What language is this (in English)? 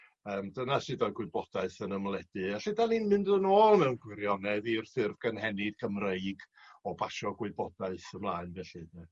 Welsh